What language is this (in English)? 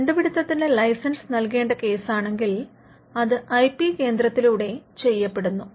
Malayalam